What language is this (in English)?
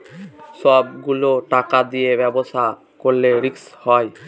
Bangla